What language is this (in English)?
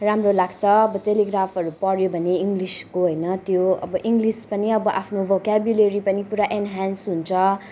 Nepali